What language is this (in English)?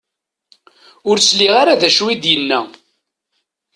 Kabyle